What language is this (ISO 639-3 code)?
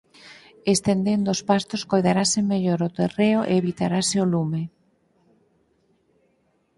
glg